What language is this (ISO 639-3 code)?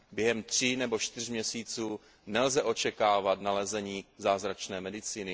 ces